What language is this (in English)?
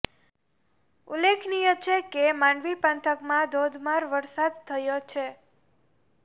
Gujarati